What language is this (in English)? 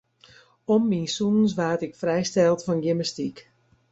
Western Frisian